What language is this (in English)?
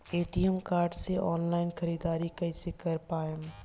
Bhojpuri